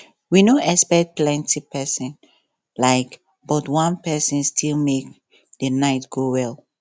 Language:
Nigerian Pidgin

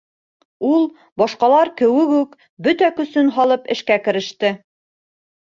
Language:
Bashkir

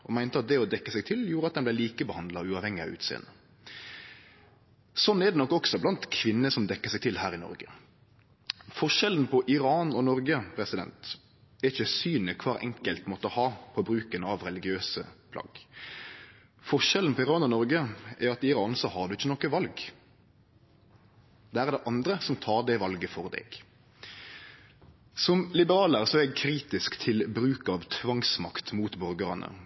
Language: Norwegian Nynorsk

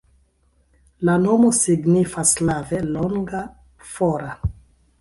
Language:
Esperanto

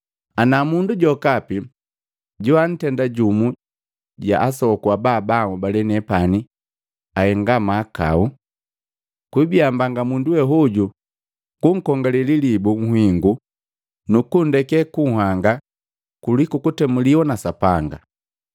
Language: Matengo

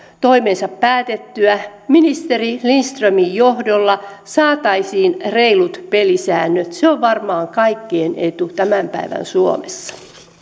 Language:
Finnish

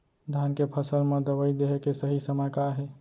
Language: Chhattisgarhi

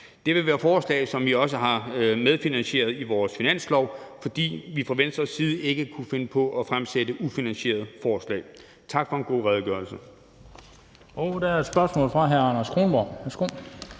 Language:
Danish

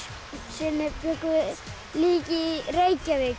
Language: Icelandic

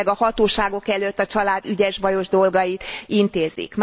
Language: Hungarian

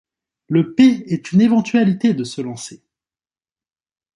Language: French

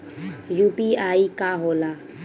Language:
Bhojpuri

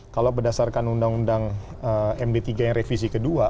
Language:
Indonesian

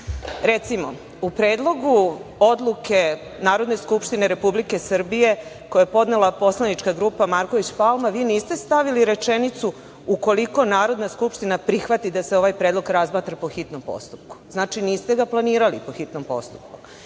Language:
Serbian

